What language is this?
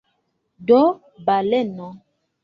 Esperanto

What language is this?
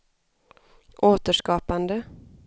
Swedish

